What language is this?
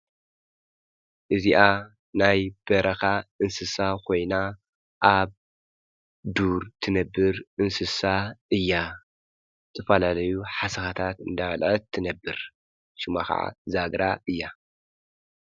Tigrinya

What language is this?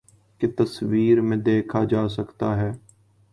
Urdu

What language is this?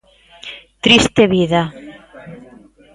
Galician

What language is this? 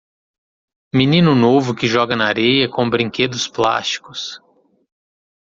Portuguese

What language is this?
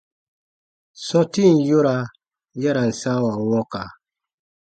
Baatonum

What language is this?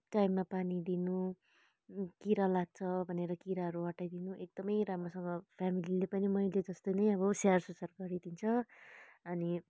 Nepali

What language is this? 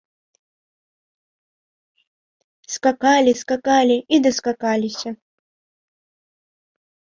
Belarusian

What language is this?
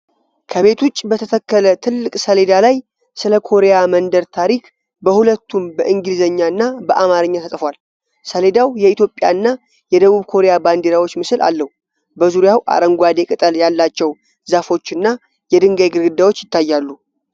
Amharic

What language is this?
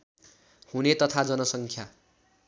Nepali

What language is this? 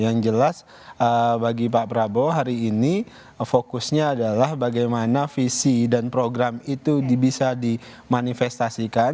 Indonesian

